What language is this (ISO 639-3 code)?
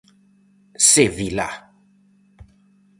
glg